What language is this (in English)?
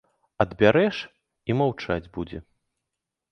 Belarusian